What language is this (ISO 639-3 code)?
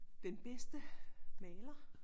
dan